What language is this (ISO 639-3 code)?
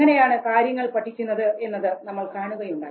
mal